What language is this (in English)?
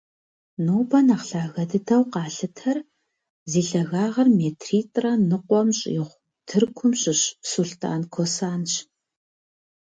Kabardian